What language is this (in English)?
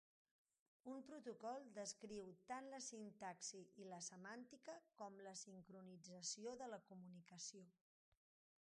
Catalan